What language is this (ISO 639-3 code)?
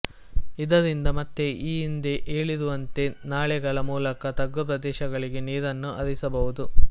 kan